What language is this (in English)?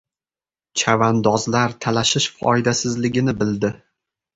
Uzbek